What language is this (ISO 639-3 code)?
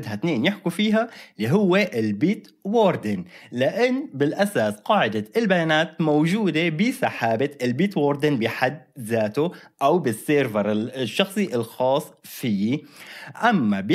ara